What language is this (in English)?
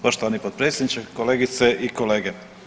Croatian